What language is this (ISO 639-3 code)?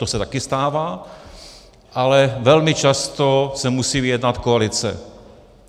ces